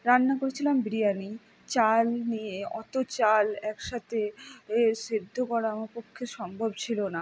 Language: Bangla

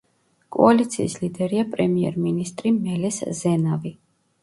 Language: Georgian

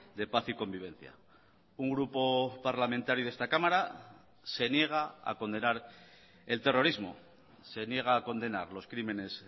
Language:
Spanish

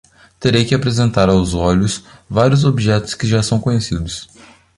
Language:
Portuguese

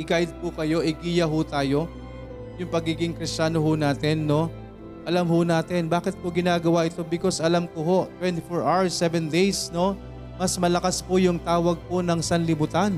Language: Filipino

